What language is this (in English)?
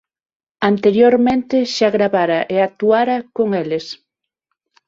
Galician